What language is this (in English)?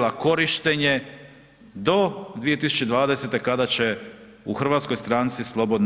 Croatian